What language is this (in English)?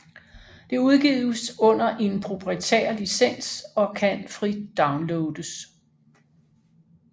Danish